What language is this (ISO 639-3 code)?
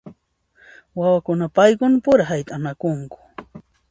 qxp